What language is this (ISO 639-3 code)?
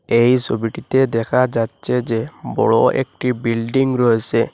ben